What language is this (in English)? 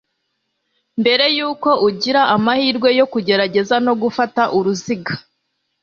Kinyarwanda